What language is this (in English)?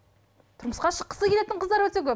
Kazakh